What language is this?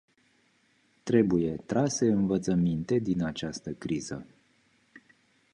Romanian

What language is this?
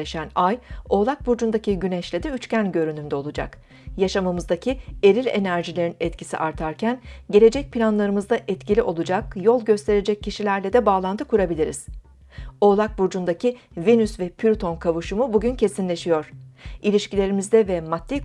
Turkish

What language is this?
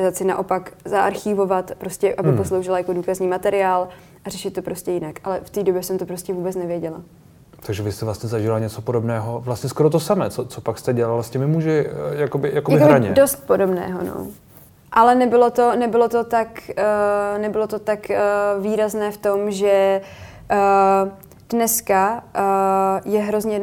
Czech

